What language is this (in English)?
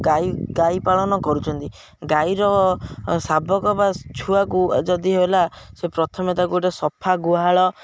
Odia